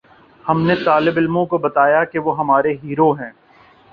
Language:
Urdu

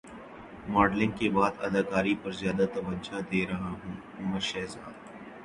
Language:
Urdu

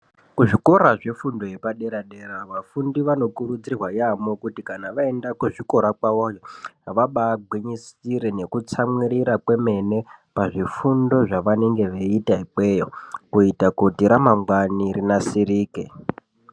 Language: Ndau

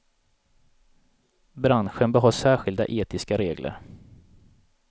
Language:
Swedish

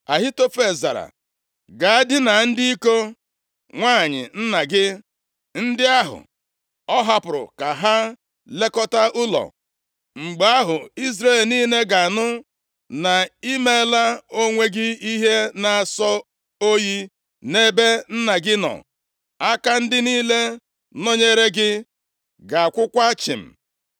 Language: Igbo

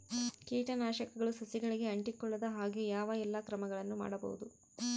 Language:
Kannada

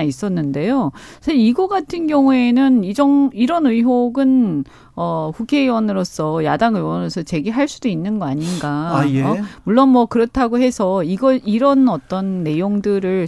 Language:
Korean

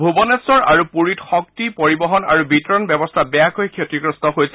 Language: Assamese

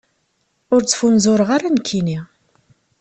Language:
Kabyle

